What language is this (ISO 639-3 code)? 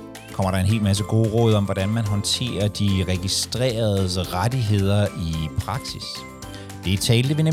dan